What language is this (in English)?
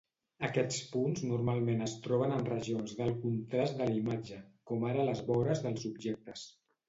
Catalan